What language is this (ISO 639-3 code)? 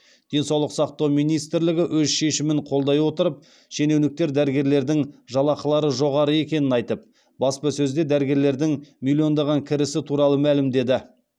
kaz